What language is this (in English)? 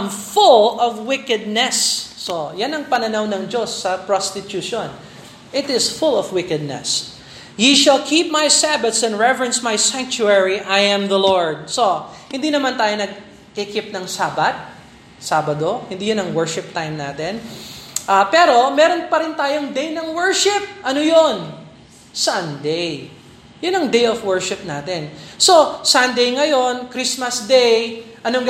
Filipino